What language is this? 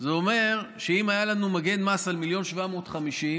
Hebrew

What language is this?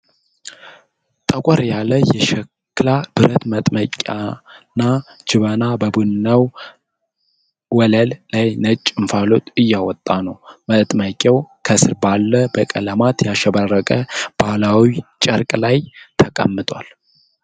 Amharic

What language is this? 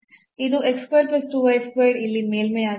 Kannada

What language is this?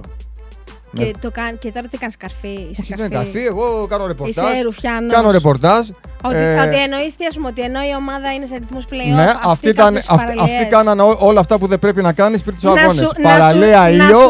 Greek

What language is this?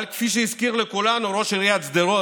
Hebrew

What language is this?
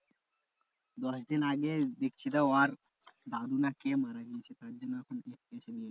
Bangla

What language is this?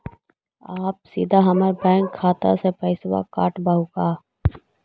Magahi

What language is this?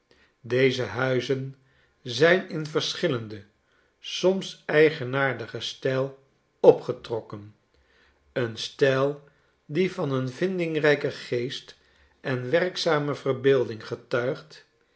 Dutch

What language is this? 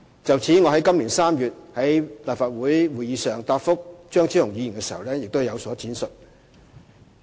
Cantonese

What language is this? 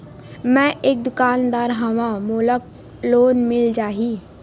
Chhattisgarhi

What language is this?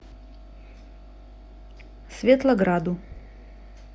Russian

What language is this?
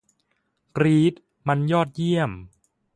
Thai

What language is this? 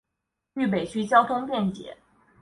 Chinese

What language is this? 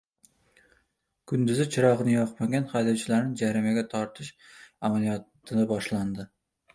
Uzbek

